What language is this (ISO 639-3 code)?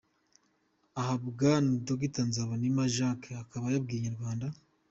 kin